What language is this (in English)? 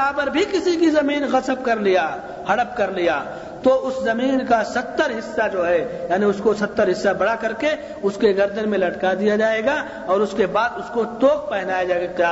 Urdu